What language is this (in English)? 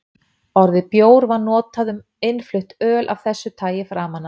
Icelandic